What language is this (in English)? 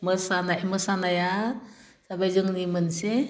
Bodo